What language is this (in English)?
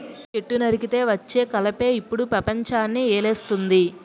Telugu